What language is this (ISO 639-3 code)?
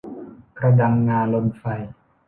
tha